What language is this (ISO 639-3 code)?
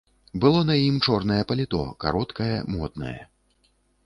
bel